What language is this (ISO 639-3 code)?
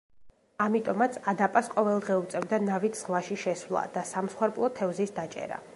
kat